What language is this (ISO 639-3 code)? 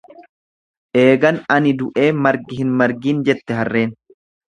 orm